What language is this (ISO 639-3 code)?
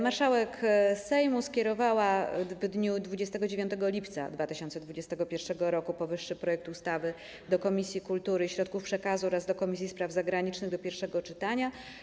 pol